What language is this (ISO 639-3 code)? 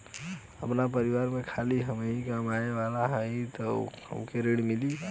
bho